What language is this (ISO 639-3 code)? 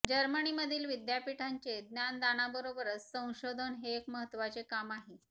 mar